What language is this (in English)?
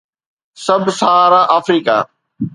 Sindhi